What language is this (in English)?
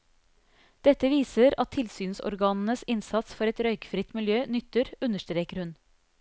Norwegian